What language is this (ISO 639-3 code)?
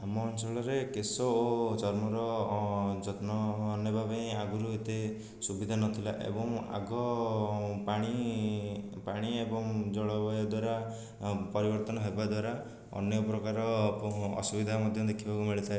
ori